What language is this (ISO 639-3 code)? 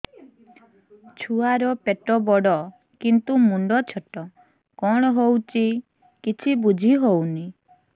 ori